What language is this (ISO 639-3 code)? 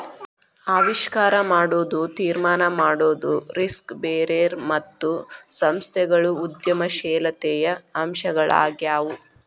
kan